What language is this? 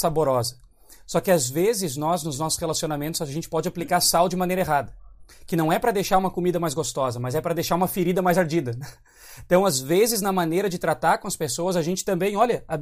Portuguese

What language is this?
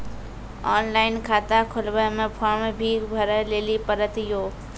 Maithili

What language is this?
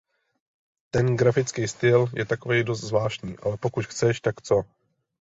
Czech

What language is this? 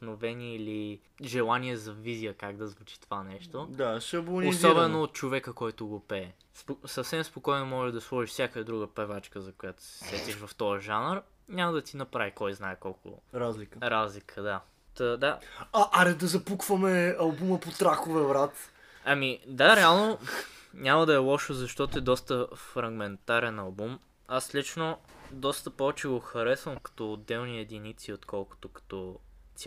Bulgarian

